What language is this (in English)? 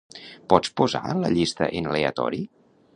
Catalan